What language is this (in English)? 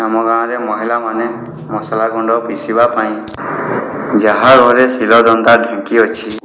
Odia